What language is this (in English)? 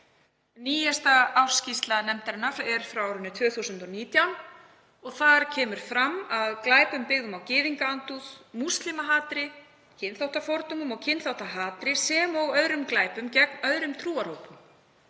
Icelandic